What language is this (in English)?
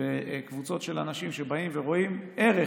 Hebrew